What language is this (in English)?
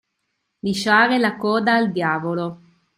Italian